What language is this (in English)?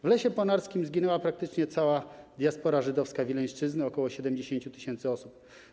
Polish